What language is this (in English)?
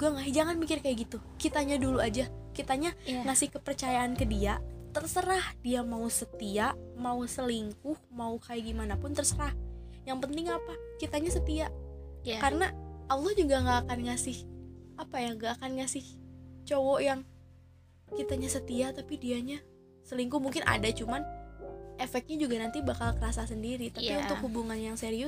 Indonesian